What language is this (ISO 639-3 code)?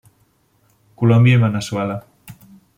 cat